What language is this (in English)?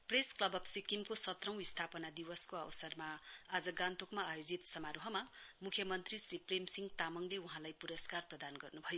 Nepali